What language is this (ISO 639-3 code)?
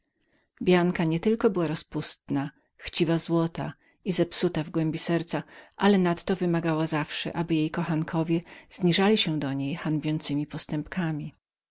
pol